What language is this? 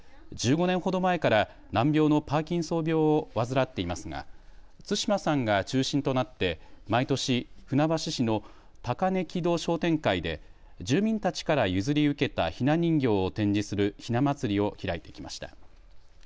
Japanese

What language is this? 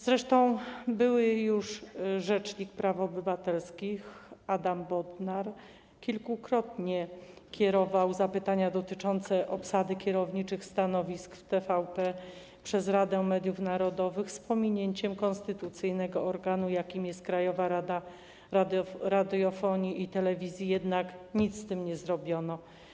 Polish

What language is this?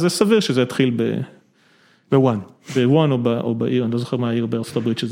Hebrew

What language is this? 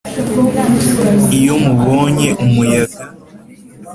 Kinyarwanda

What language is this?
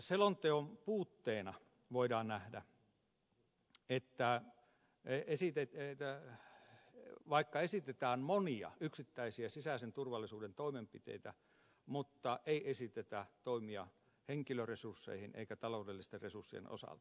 Finnish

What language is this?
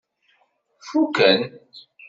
Kabyle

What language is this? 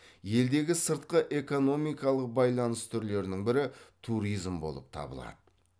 Kazakh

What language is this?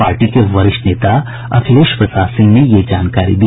Hindi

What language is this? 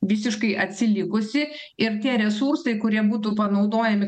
Lithuanian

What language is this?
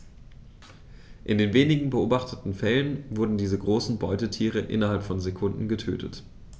German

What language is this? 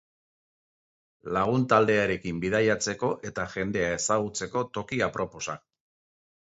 Basque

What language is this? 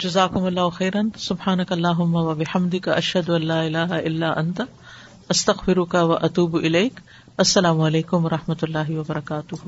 Urdu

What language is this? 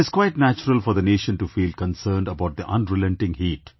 English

